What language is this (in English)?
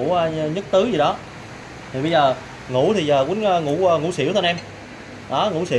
Vietnamese